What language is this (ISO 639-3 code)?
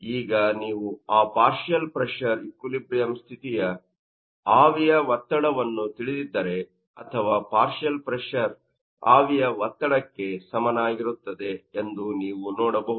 kan